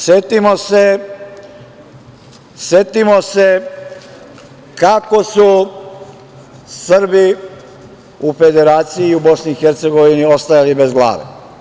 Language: Serbian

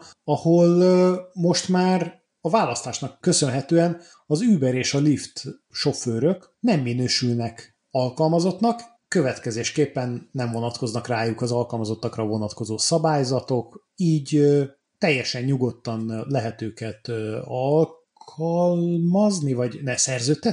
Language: Hungarian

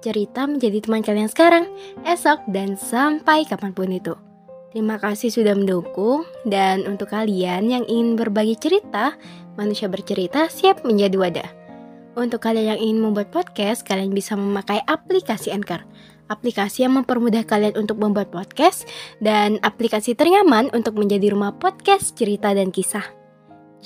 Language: Indonesian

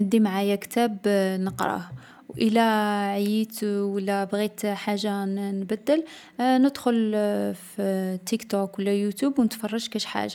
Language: Algerian Arabic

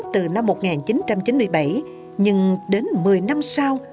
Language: Vietnamese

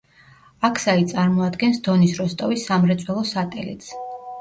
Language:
Georgian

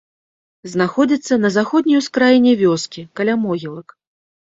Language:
Belarusian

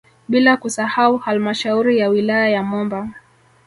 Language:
Swahili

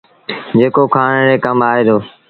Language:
Sindhi Bhil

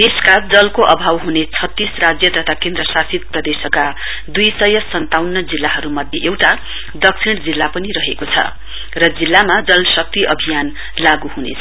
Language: Nepali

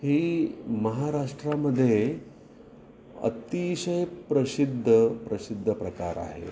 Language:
Marathi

